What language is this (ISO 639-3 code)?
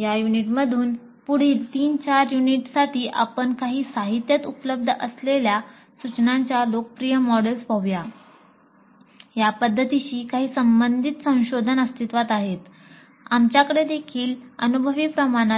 mar